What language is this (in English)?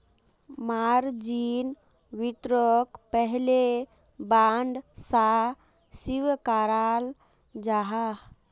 Magahi